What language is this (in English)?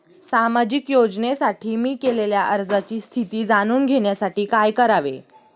Marathi